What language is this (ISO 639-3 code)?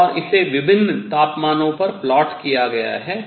hin